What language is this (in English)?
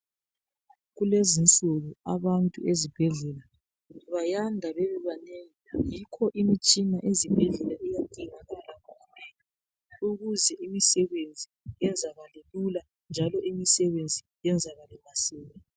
North Ndebele